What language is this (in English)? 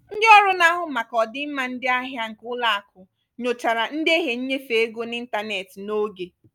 Igbo